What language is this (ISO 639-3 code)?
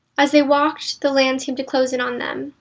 eng